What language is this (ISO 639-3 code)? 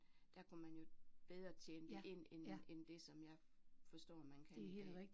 dan